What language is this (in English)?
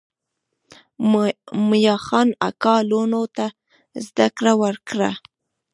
Pashto